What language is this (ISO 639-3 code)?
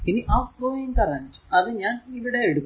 mal